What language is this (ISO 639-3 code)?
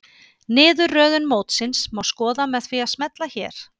isl